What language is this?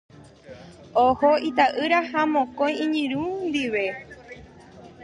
Guarani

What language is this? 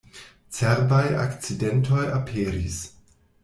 Esperanto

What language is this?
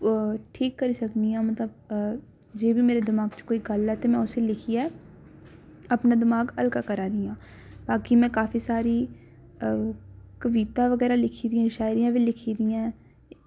Dogri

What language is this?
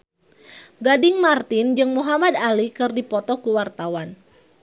Sundanese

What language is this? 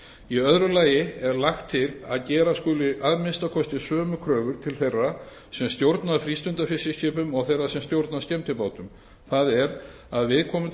Icelandic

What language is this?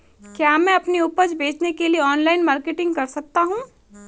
Hindi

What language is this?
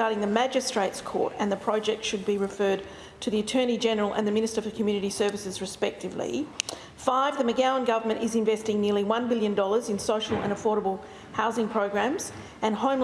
English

